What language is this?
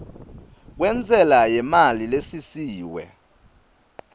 Swati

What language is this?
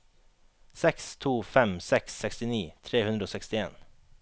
Norwegian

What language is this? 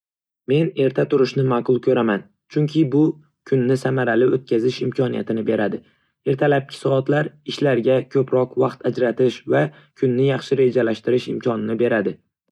Uzbek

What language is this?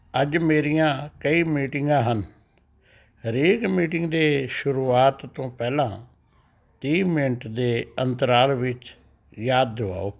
Punjabi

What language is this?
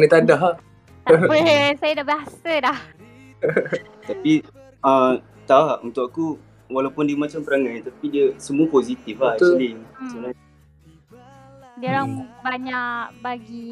Malay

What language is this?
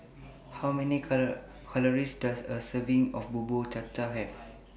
English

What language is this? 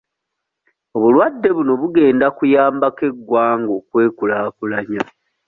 Ganda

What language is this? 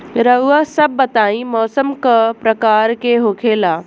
Bhojpuri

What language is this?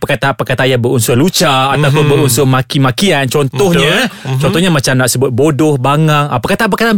Malay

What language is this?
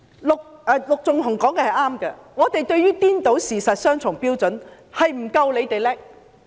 Cantonese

